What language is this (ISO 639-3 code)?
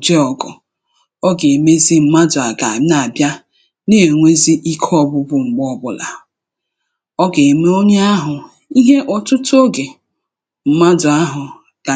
ibo